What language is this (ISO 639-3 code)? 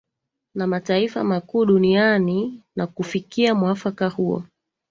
swa